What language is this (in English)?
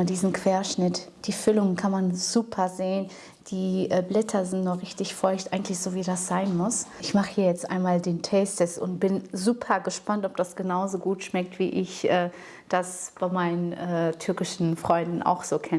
German